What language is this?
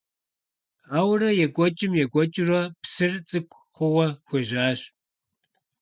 Kabardian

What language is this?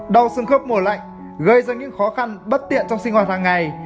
Vietnamese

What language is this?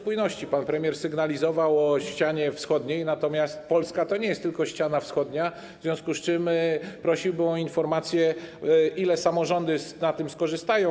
Polish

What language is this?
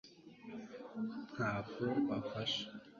Kinyarwanda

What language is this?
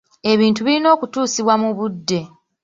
Ganda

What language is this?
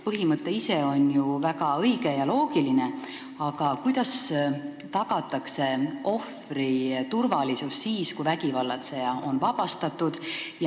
Estonian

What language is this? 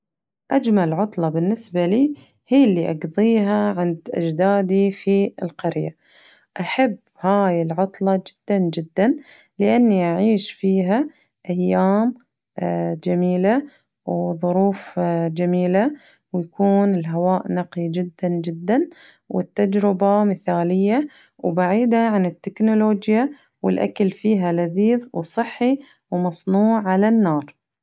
Najdi Arabic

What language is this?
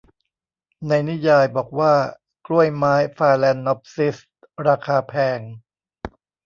Thai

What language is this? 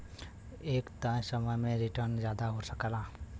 Bhojpuri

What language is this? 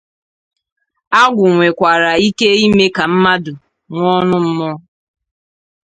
Igbo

